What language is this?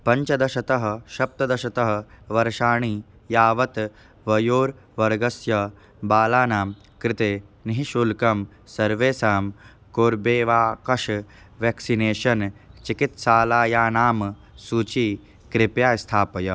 Sanskrit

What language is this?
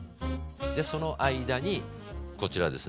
Japanese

